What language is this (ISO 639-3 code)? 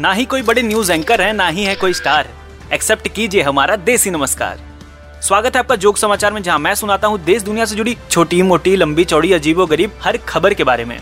hin